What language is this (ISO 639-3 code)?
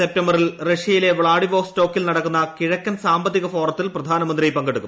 mal